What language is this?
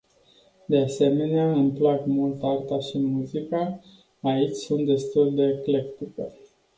Romanian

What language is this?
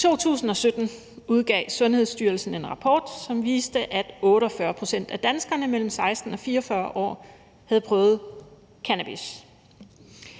Danish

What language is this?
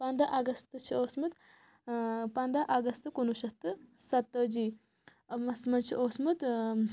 Kashmiri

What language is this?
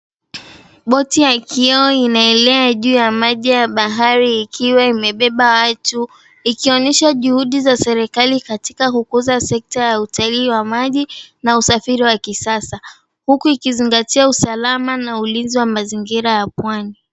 Swahili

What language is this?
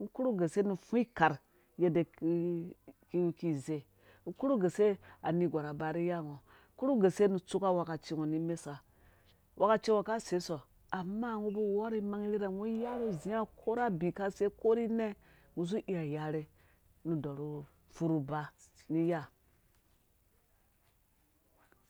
Dũya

